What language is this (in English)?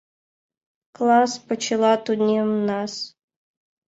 Mari